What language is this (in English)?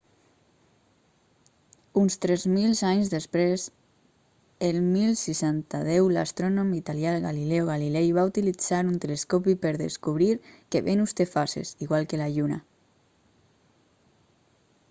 Catalan